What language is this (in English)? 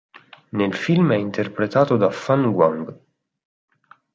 Italian